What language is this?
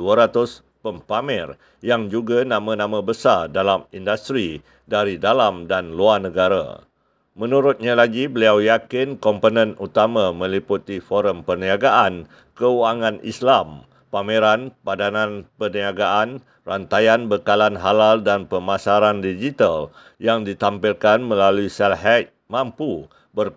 Malay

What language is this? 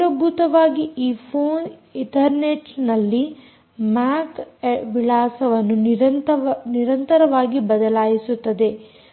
Kannada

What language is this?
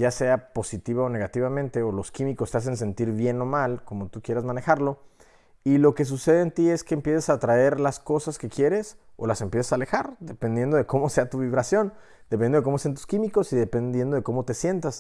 Spanish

